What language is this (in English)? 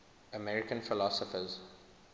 English